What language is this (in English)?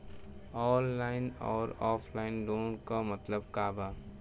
Bhojpuri